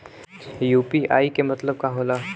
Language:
Bhojpuri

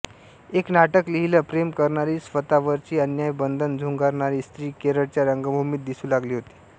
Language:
Marathi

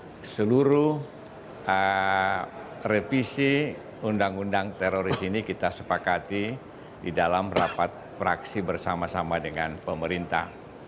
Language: Indonesian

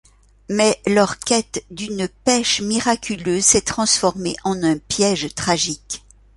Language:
French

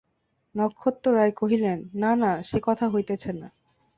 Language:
Bangla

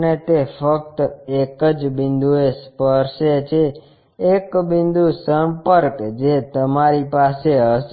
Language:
Gujarati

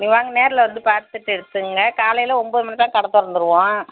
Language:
Tamil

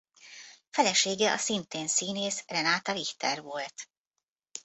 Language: Hungarian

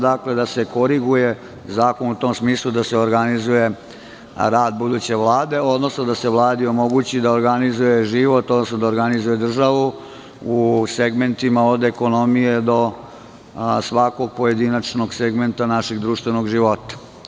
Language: Serbian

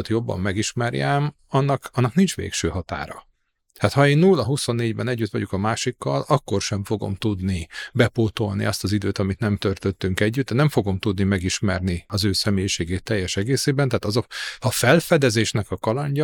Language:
Hungarian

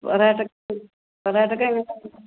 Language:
Malayalam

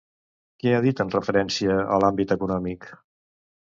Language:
Catalan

